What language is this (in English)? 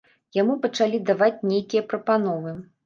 Belarusian